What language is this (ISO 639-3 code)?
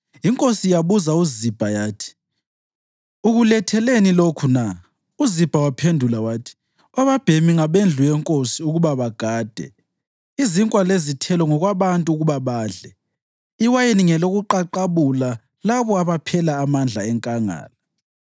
nde